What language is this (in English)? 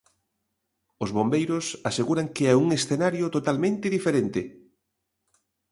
Galician